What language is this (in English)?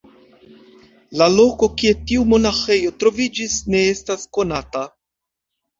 Esperanto